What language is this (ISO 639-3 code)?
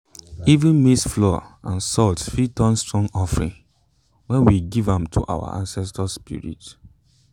pcm